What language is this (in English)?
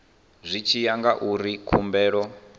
Venda